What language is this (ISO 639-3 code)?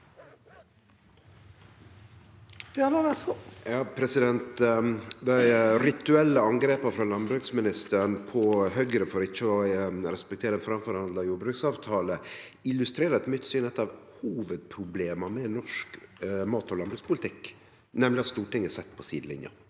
nor